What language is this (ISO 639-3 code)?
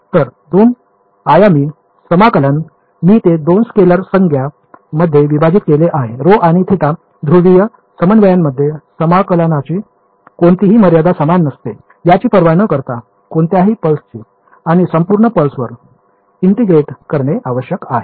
mar